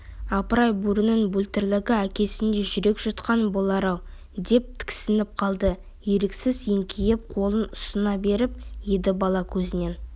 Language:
Kazakh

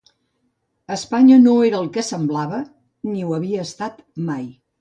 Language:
Catalan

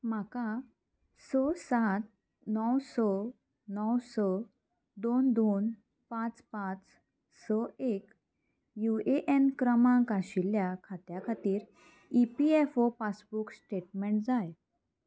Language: Konkani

